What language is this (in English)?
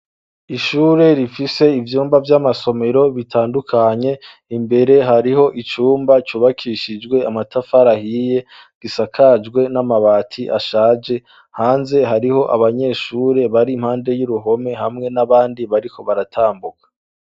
Rundi